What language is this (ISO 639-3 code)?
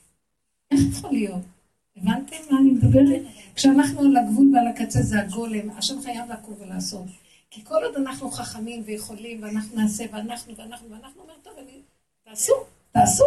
heb